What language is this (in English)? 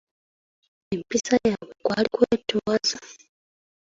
Ganda